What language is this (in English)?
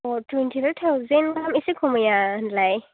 Bodo